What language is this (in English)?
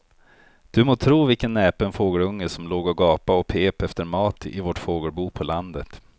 Swedish